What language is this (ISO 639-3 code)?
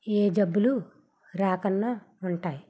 tel